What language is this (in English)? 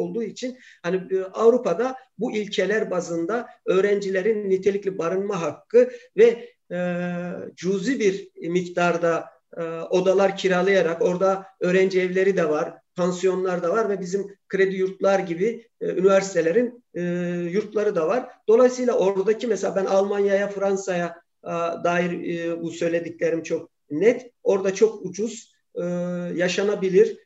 Turkish